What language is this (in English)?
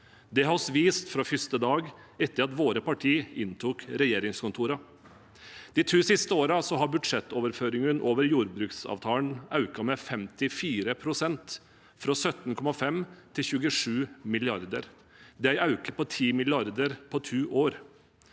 Norwegian